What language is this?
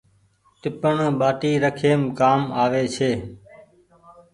Goaria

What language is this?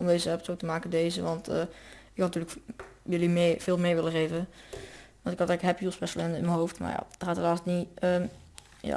Dutch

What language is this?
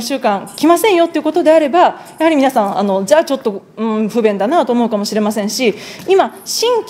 Japanese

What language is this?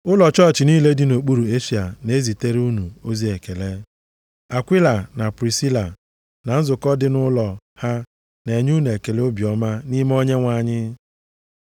Igbo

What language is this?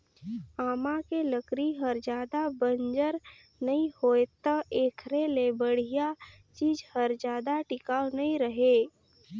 Chhattisgarhi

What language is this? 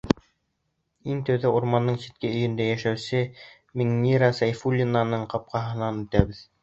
Bashkir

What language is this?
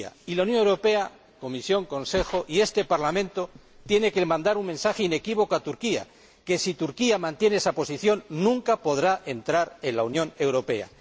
Spanish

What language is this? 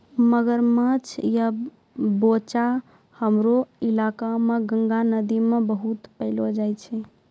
Maithili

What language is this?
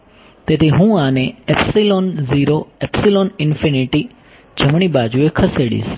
Gujarati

